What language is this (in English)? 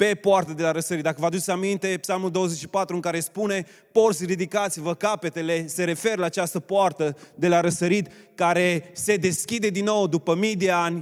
Romanian